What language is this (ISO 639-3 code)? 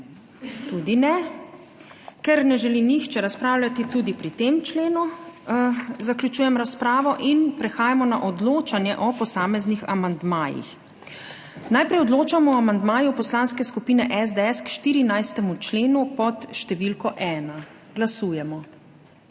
slv